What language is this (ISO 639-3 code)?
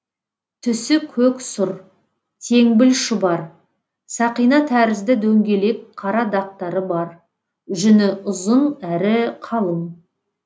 kaz